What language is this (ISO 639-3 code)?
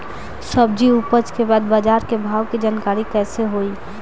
bho